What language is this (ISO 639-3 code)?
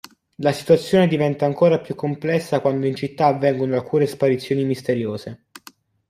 ita